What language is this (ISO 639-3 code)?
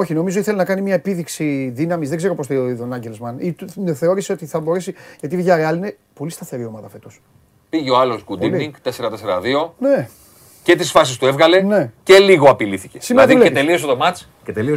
ell